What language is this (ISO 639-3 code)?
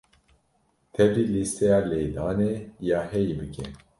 kur